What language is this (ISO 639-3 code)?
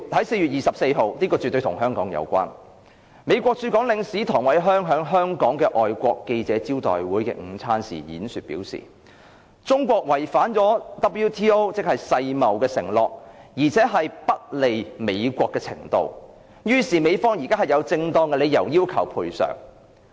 yue